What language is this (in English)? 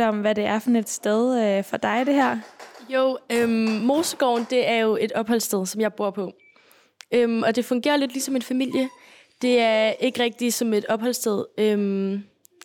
Danish